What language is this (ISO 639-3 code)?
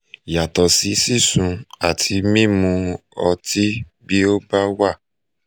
yor